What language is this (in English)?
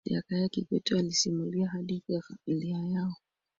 Swahili